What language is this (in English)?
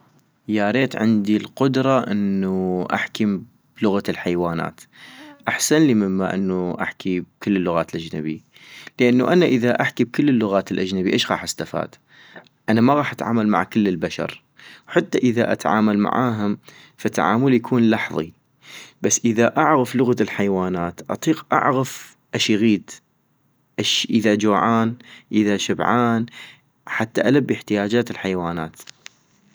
North Mesopotamian Arabic